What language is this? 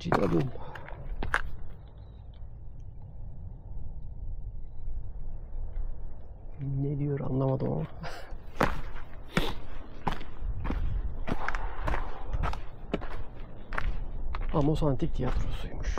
Turkish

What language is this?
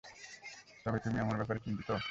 Bangla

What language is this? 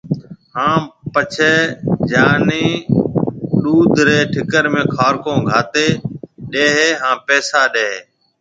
Marwari (Pakistan)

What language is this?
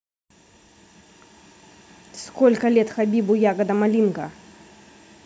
Russian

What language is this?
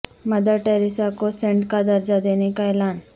Urdu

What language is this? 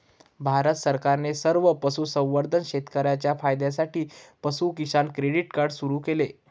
Marathi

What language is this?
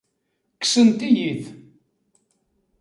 Kabyle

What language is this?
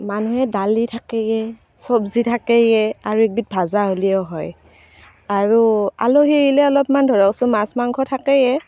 Assamese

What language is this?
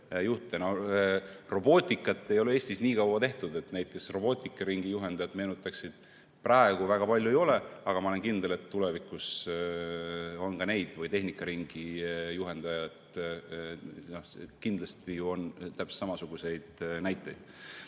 Estonian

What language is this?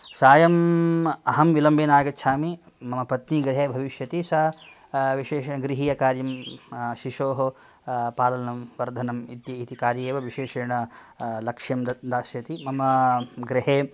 Sanskrit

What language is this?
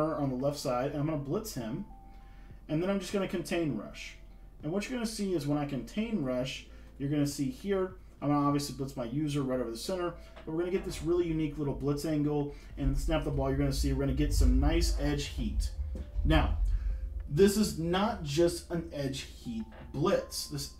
English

